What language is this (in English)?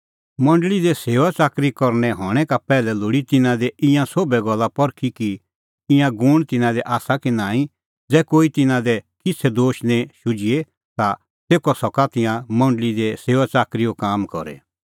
Kullu Pahari